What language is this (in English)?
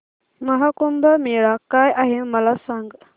Marathi